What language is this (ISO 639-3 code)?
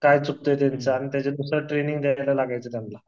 mar